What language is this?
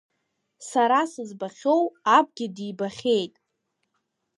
Abkhazian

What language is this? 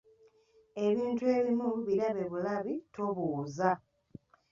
Ganda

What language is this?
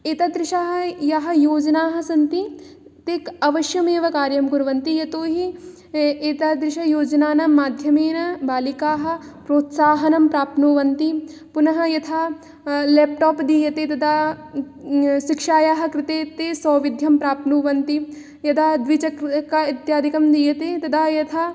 Sanskrit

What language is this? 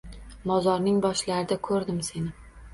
Uzbek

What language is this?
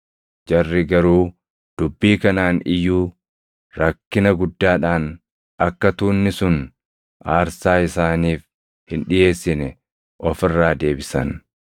Oromo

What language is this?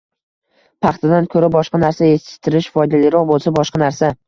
Uzbek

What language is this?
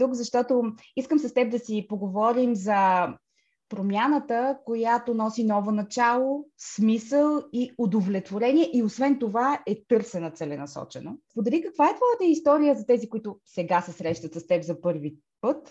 Bulgarian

